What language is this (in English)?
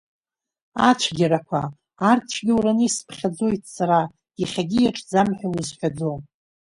Abkhazian